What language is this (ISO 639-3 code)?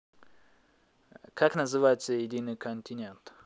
rus